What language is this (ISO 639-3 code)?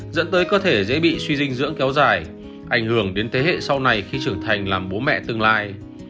vie